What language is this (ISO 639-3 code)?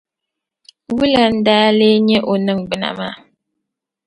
dag